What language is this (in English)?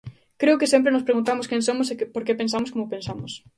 Galician